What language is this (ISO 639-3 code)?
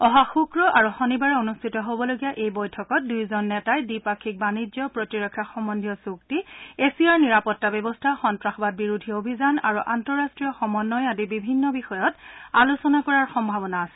asm